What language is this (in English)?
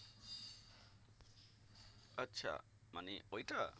Bangla